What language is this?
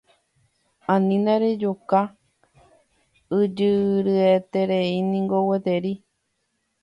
Guarani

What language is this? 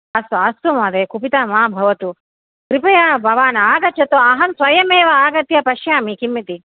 Sanskrit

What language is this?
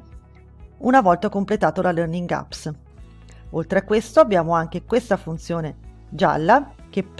Italian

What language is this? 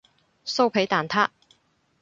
Cantonese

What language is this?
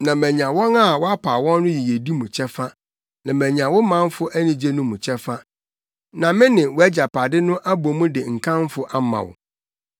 Akan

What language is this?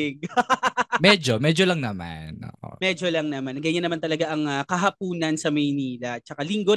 Filipino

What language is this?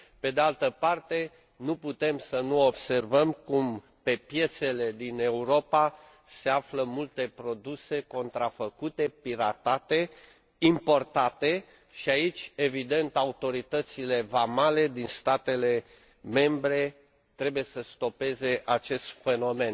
Romanian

